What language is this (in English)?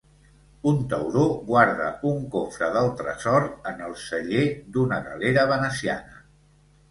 Catalan